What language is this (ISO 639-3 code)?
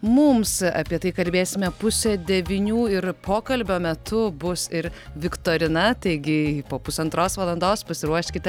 lit